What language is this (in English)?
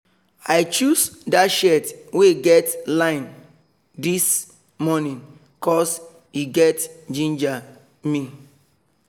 Nigerian Pidgin